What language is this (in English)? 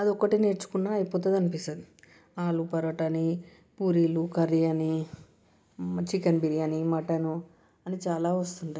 Telugu